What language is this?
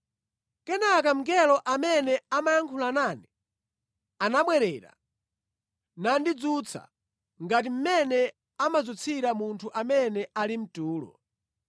Nyanja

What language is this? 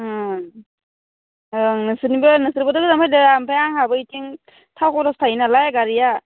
Bodo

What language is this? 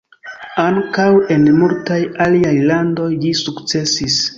Esperanto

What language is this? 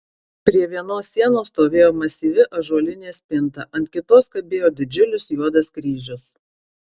Lithuanian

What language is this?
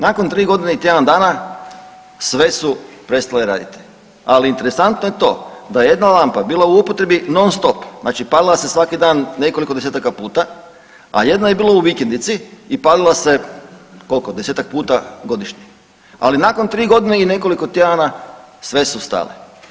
Croatian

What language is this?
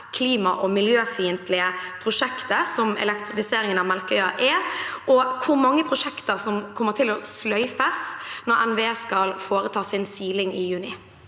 Norwegian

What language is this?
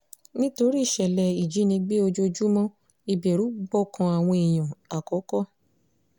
Yoruba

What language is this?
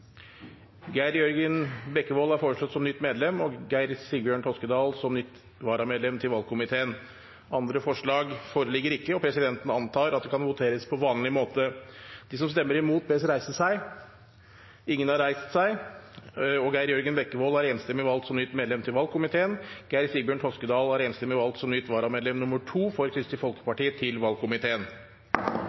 Norwegian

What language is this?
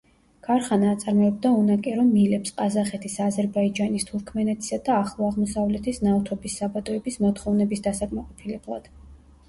Georgian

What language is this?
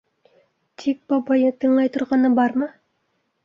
Bashkir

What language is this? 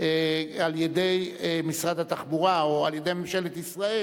Hebrew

